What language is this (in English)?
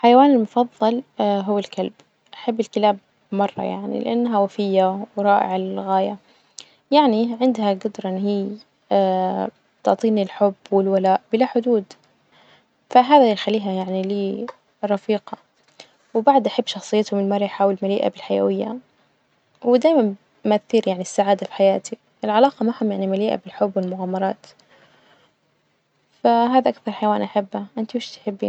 Najdi Arabic